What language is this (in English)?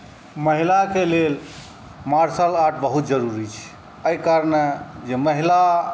Maithili